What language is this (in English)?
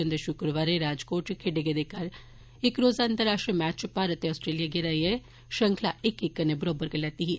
Dogri